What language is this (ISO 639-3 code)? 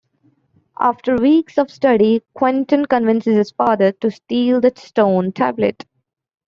eng